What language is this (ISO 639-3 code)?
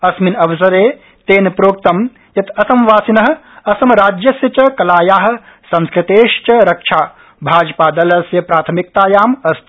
san